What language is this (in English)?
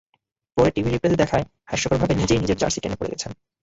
Bangla